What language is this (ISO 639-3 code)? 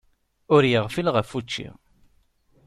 kab